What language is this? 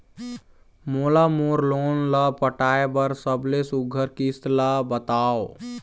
Chhattisgarhi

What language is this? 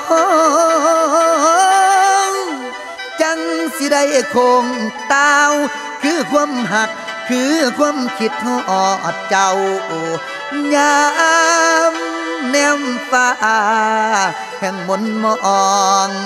Thai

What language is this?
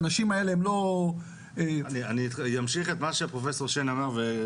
Hebrew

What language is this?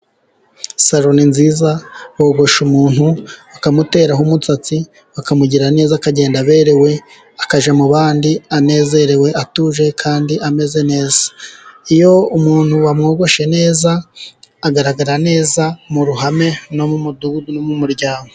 Kinyarwanda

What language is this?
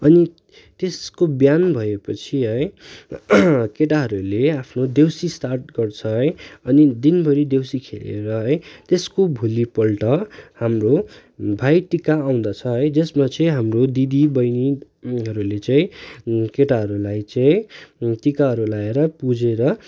Nepali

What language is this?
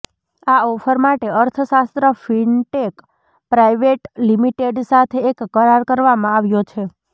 Gujarati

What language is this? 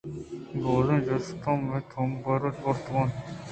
Eastern Balochi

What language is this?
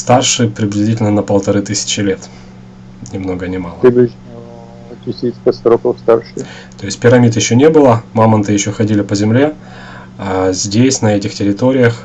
Russian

